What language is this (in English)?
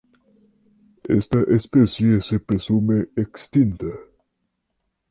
Spanish